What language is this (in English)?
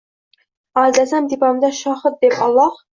Uzbek